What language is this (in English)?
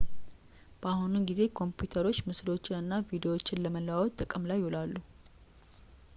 Amharic